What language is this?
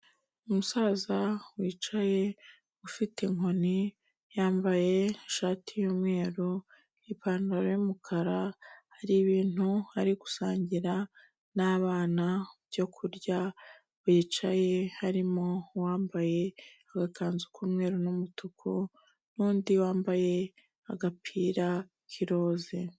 Kinyarwanda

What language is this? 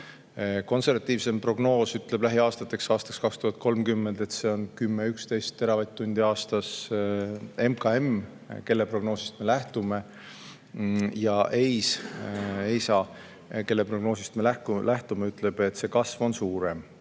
Estonian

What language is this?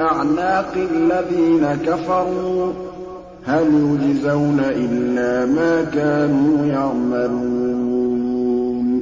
Arabic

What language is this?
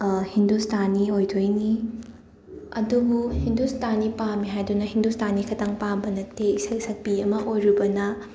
Manipuri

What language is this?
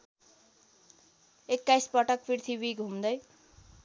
Nepali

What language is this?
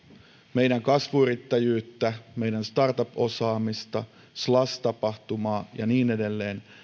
Finnish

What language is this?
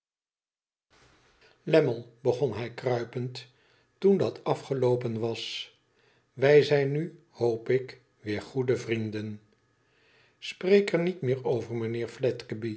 Dutch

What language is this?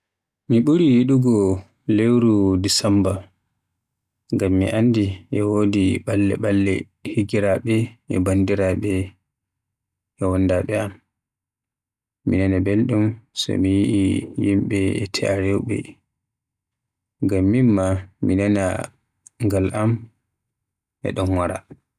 Western Niger Fulfulde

